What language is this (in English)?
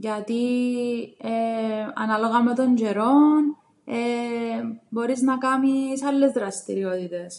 Greek